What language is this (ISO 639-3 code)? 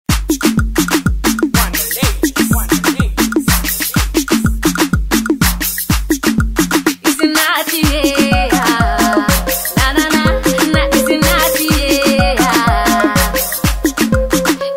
ind